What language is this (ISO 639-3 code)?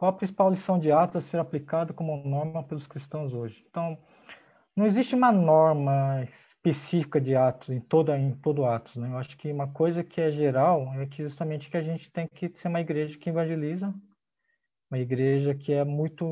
por